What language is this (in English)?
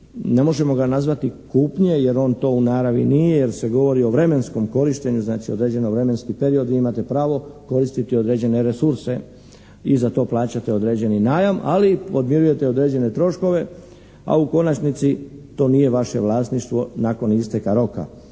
Croatian